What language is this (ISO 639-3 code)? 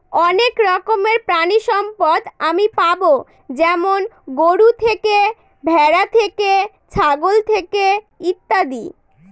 ben